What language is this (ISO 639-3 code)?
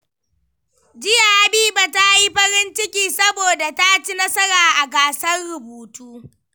hau